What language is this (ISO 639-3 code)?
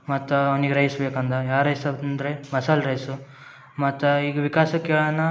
kan